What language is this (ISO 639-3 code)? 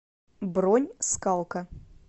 rus